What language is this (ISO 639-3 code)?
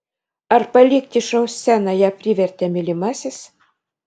lit